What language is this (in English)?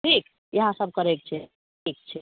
Maithili